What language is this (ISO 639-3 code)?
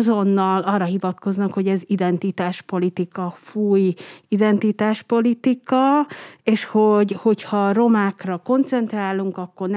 hun